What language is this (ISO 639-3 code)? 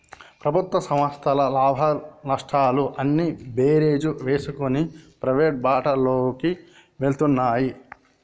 tel